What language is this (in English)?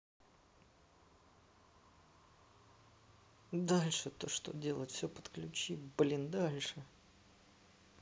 Russian